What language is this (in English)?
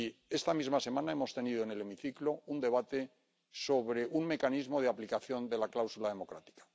Spanish